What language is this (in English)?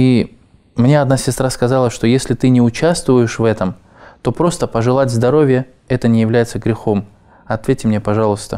Russian